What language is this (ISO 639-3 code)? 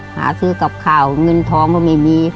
tha